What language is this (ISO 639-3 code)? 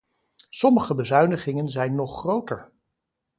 nld